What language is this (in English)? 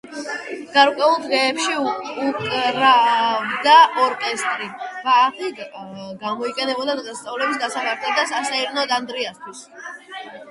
Georgian